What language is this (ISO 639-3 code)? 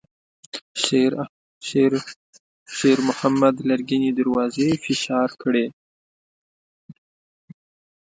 pus